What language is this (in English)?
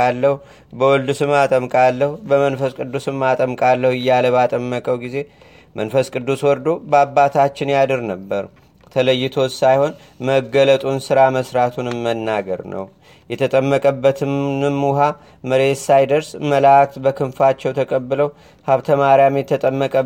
Amharic